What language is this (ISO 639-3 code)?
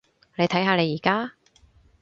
yue